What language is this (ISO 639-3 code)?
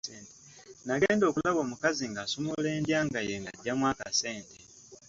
lug